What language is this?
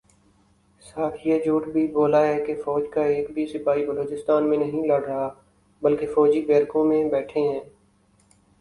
Urdu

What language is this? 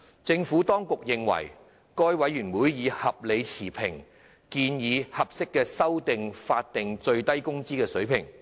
Cantonese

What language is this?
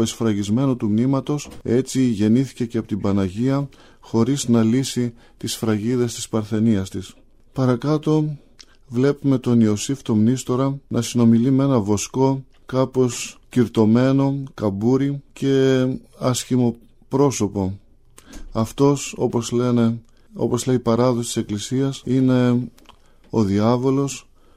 Greek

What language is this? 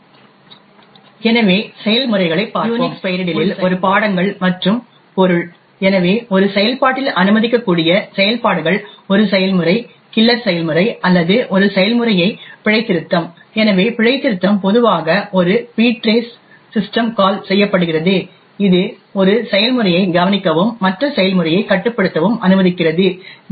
Tamil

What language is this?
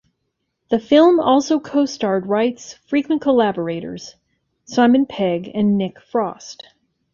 English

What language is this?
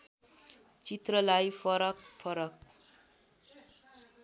Nepali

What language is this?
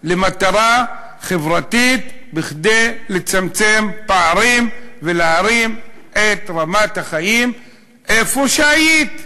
Hebrew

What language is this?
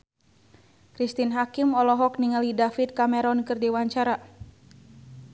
Sundanese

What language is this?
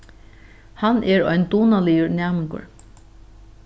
Faroese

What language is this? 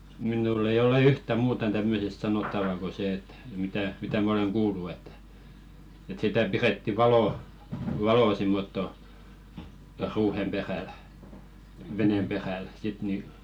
Finnish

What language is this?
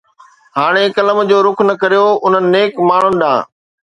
Sindhi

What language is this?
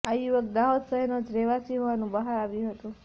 Gujarati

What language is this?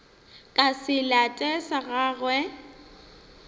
Northern Sotho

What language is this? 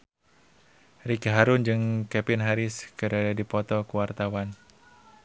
Sundanese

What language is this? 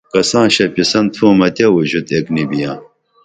Dameli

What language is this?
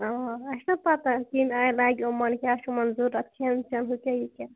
Kashmiri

